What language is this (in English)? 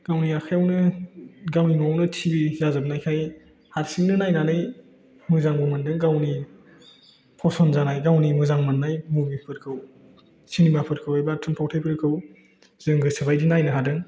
Bodo